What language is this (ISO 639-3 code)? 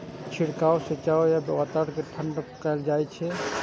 mai